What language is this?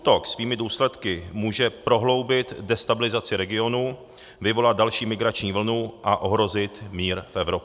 Czech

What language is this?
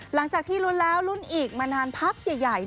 Thai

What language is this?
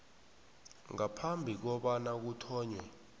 South Ndebele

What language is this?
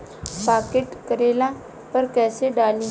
Bhojpuri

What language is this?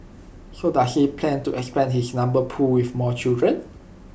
English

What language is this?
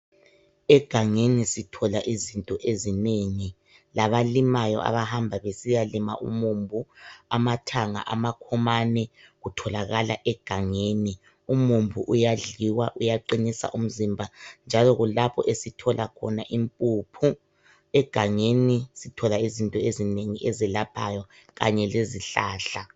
North Ndebele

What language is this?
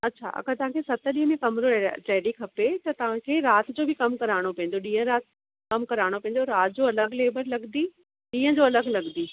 Sindhi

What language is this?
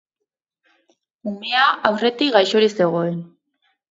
Basque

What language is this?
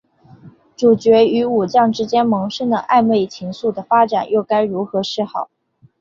Chinese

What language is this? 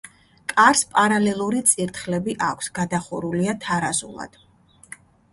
Georgian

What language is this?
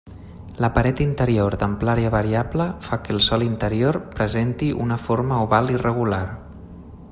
Catalan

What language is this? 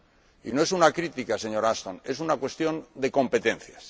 Spanish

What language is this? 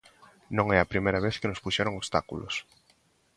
Galician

